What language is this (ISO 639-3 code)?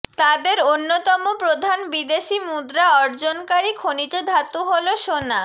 ben